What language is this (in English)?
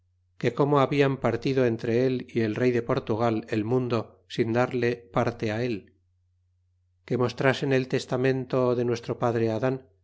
Spanish